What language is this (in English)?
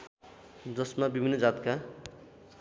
Nepali